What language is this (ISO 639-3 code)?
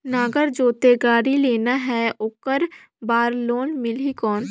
hne